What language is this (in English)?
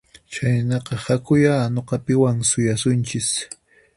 Puno Quechua